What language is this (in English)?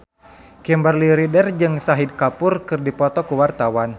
Sundanese